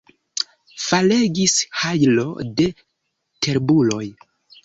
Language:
Esperanto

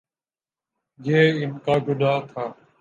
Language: Urdu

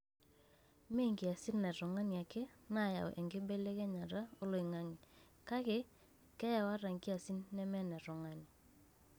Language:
Masai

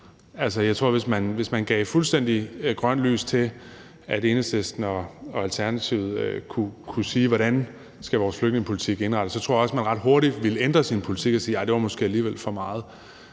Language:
Danish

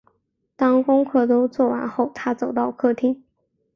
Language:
Chinese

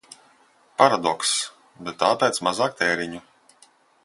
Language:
Latvian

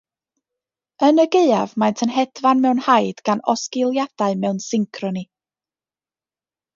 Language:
Welsh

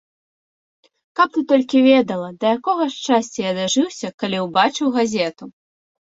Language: Belarusian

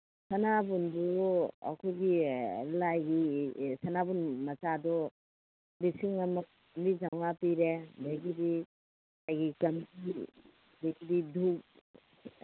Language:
Manipuri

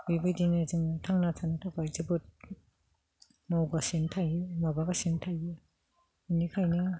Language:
Bodo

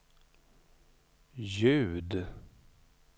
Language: Swedish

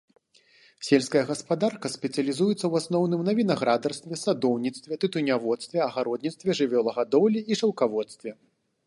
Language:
Belarusian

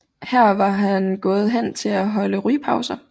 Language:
Danish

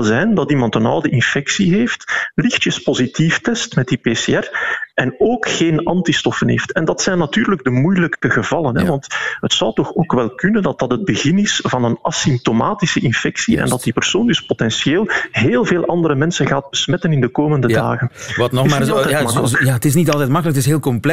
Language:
Dutch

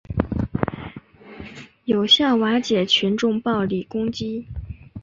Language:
Chinese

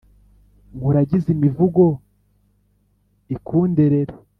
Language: Kinyarwanda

